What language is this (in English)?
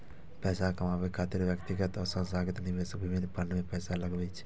Maithili